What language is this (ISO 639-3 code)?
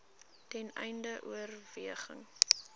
afr